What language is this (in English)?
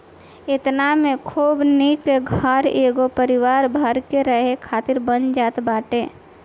Bhojpuri